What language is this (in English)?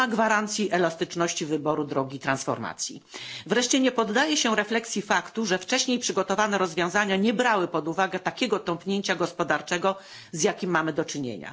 Polish